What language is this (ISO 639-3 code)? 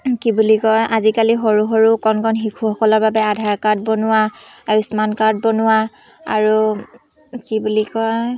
asm